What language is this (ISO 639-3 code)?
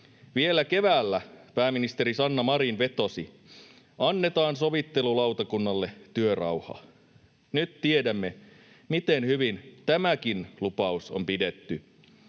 fin